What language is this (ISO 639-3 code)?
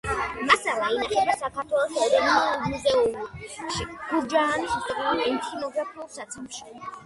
kat